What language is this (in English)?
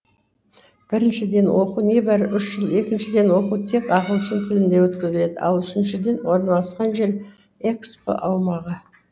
Kazakh